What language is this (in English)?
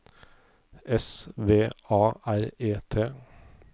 Norwegian